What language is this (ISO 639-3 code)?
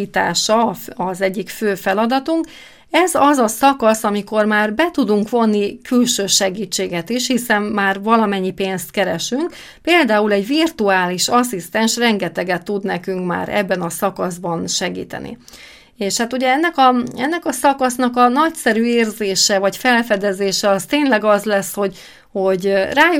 hun